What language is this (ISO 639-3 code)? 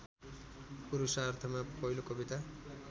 nep